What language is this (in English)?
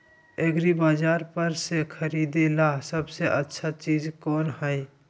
Magahi